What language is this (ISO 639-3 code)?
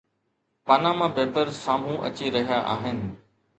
snd